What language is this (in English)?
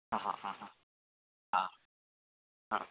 Sanskrit